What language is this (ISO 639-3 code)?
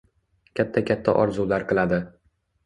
uzb